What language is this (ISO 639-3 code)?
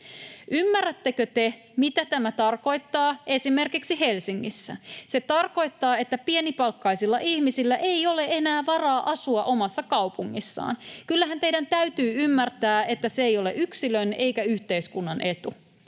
fin